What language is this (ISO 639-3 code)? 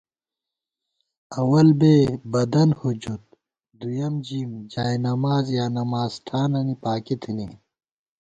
gwt